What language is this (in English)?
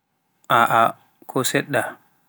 Pular